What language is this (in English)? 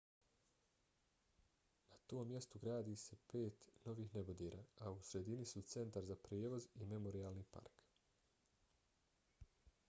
Bosnian